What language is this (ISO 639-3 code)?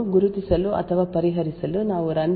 kan